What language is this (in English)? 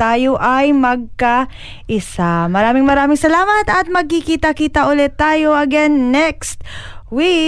Filipino